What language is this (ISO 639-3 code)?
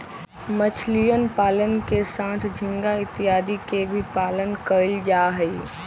mag